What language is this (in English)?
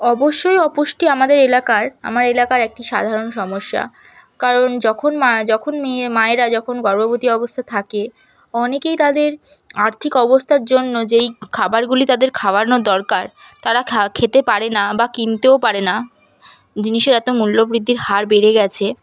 Bangla